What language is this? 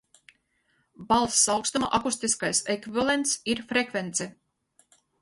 Latvian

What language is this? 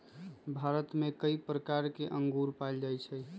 Magahi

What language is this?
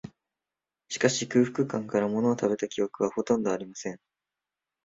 Japanese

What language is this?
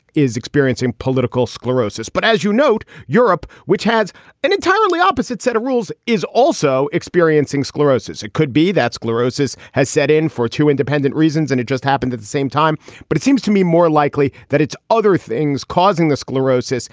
English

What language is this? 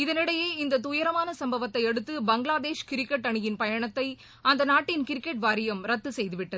Tamil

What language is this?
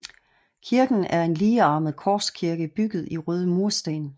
Danish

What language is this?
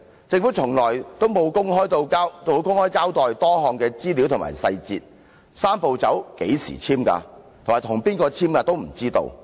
Cantonese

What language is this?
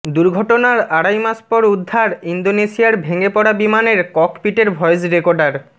Bangla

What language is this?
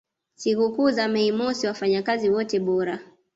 Swahili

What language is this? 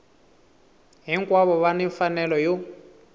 Tsonga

